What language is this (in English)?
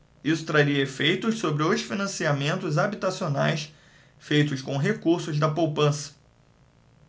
Portuguese